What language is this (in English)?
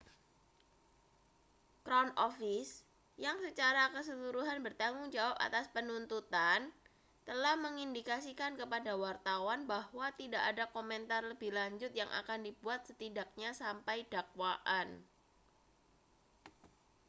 Indonesian